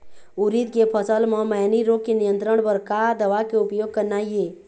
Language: Chhattisgarhi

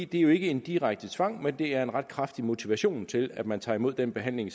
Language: Danish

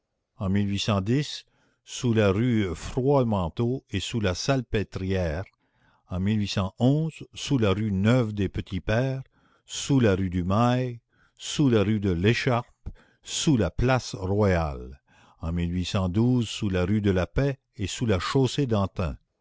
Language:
French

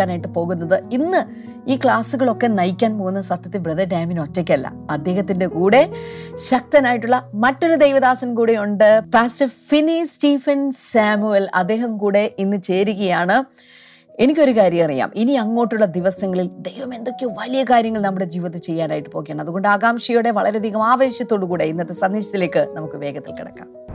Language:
Malayalam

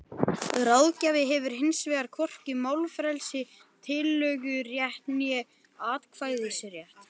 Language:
Icelandic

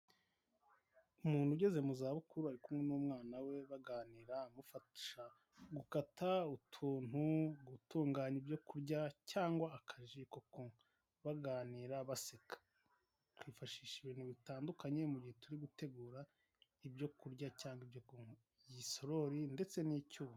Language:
Kinyarwanda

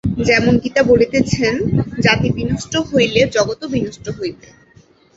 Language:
Bangla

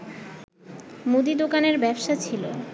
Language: Bangla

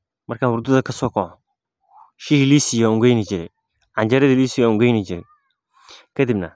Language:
Somali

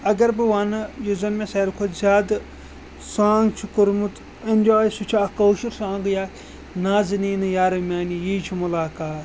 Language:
Kashmiri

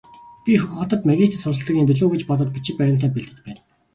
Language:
Mongolian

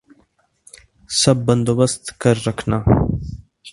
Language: Urdu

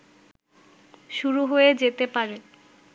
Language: Bangla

